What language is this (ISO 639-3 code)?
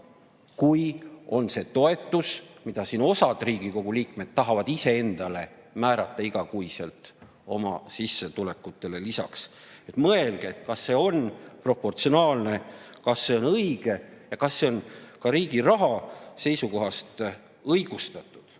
est